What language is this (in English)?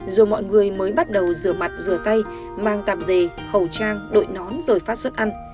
Vietnamese